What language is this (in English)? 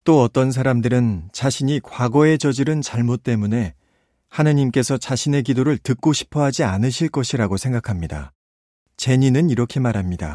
Korean